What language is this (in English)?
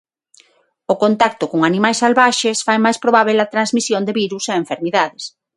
Galician